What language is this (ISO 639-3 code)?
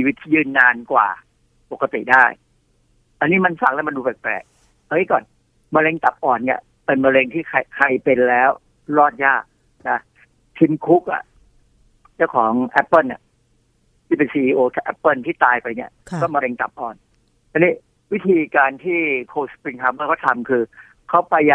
tha